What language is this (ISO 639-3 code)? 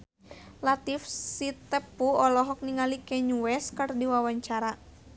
sun